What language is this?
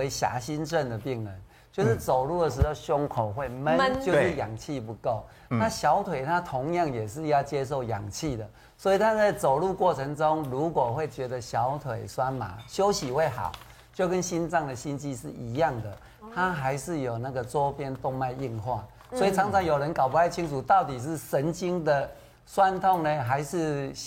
Chinese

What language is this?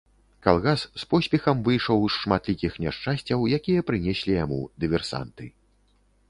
Belarusian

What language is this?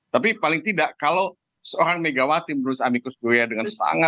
Indonesian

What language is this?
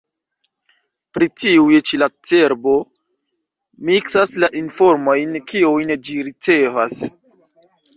Esperanto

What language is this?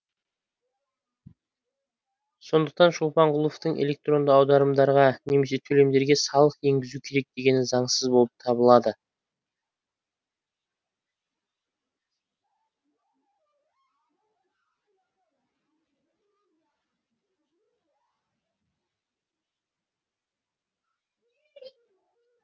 Kazakh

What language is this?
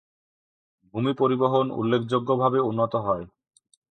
Bangla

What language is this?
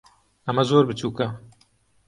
Central Kurdish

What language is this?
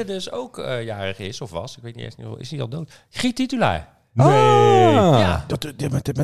Dutch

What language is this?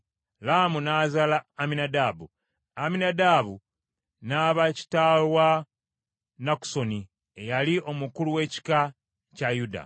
Ganda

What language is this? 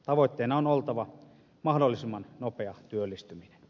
Finnish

